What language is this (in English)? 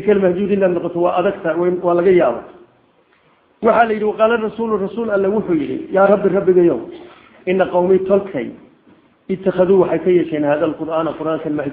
Arabic